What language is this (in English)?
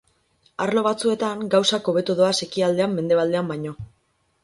Basque